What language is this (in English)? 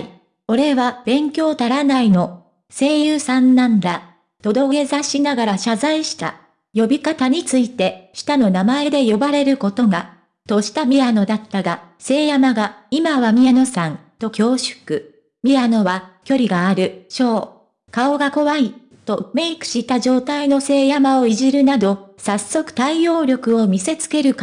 Japanese